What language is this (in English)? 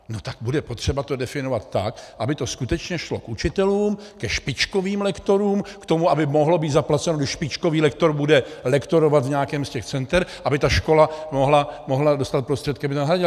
Czech